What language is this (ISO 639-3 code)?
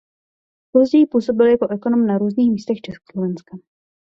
ces